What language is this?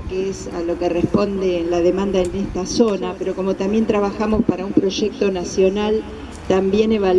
Spanish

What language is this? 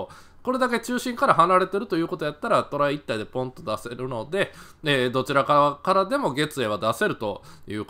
Japanese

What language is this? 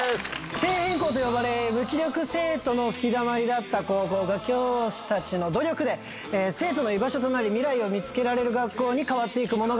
Japanese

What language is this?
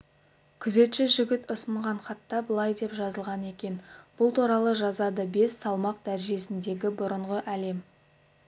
Kazakh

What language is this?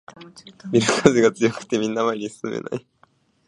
Japanese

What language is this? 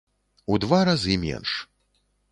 Belarusian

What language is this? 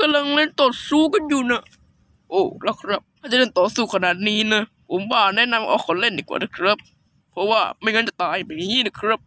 Thai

